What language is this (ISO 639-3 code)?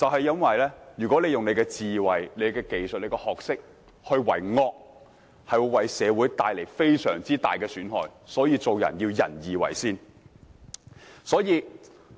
yue